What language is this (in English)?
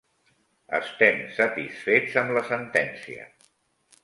Catalan